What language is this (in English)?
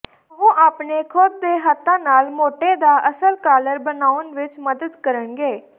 Punjabi